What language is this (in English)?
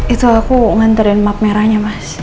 Indonesian